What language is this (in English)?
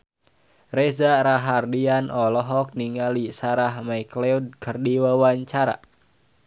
Sundanese